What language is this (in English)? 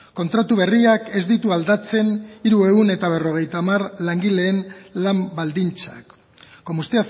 Basque